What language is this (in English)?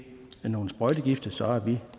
Danish